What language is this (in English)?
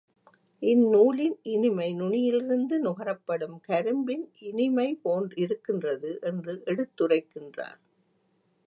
Tamil